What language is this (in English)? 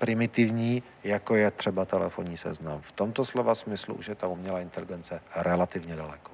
Czech